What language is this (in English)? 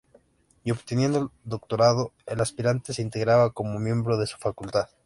Spanish